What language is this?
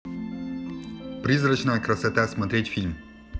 Russian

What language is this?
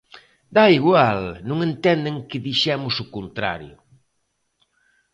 Galician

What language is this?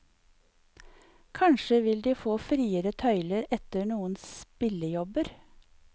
Norwegian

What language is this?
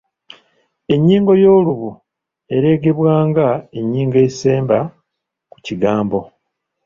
Ganda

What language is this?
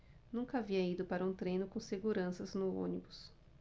Portuguese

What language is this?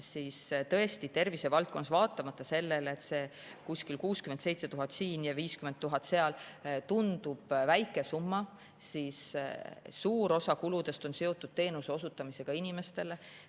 Estonian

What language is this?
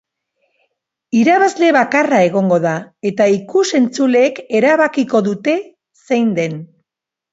Basque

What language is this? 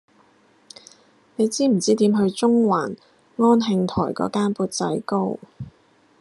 Cantonese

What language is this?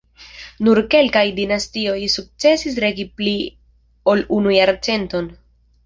Esperanto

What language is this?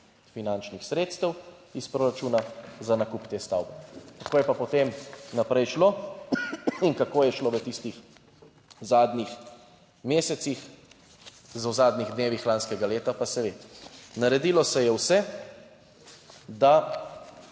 Slovenian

